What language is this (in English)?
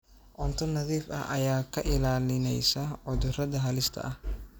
Somali